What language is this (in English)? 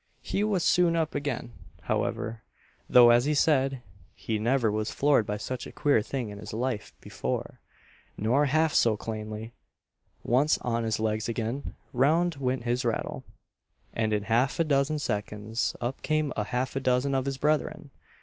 English